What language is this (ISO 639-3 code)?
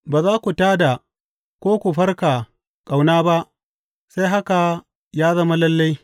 hau